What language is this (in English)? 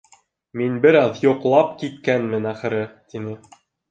Bashkir